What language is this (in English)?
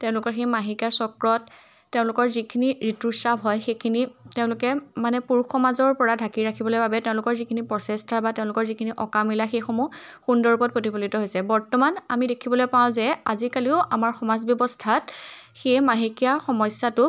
Assamese